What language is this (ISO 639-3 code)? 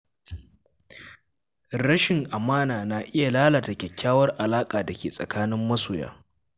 hau